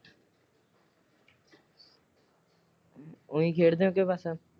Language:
Punjabi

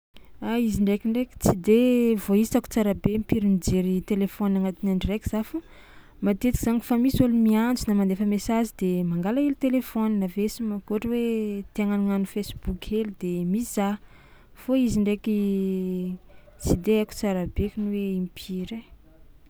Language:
Tsimihety Malagasy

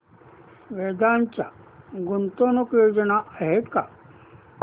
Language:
Marathi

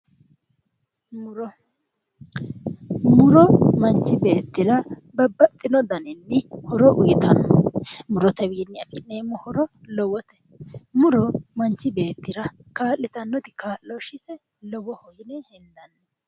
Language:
Sidamo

